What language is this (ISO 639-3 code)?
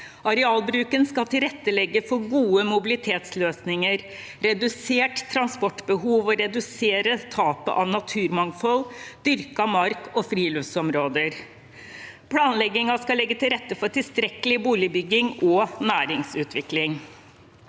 nor